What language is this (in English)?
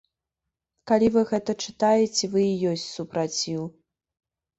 Belarusian